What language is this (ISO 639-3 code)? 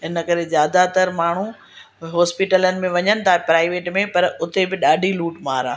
snd